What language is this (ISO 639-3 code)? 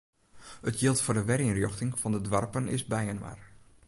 fry